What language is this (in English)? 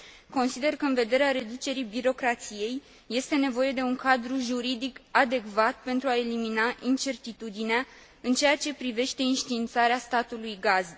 Romanian